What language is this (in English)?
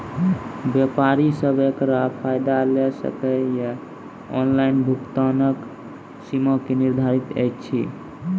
Maithili